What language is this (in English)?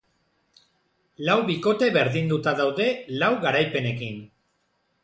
Basque